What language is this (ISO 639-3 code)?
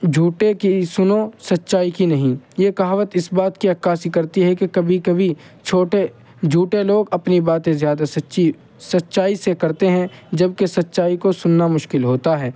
urd